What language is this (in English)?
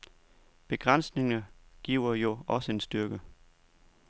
Danish